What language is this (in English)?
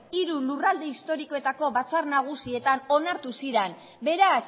Basque